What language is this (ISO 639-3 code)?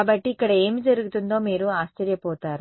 tel